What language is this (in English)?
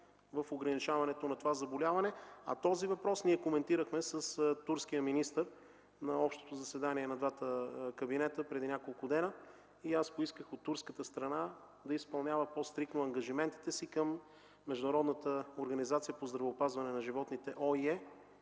Bulgarian